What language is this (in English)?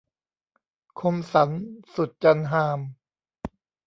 Thai